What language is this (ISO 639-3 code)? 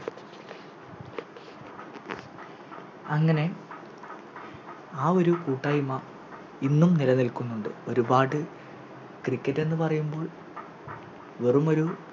mal